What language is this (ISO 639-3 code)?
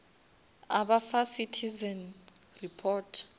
nso